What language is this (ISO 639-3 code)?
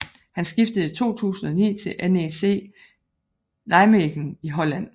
dan